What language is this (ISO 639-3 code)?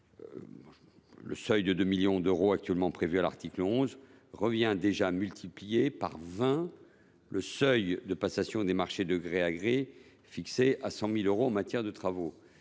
fra